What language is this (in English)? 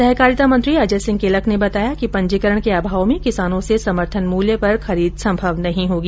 Hindi